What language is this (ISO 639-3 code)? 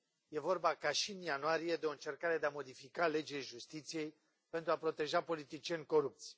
ron